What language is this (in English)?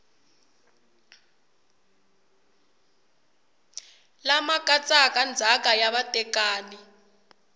Tsonga